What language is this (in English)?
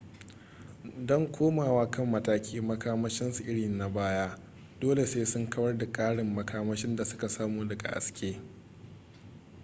Hausa